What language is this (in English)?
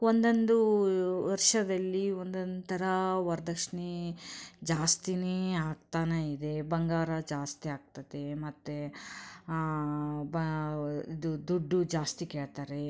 Kannada